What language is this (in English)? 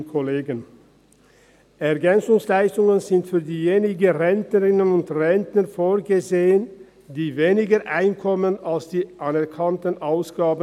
Swiss German